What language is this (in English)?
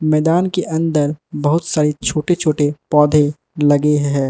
Hindi